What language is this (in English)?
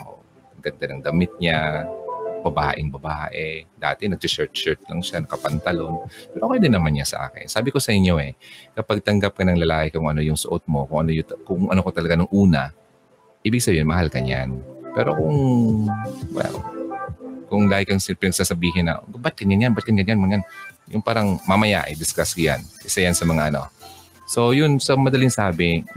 Filipino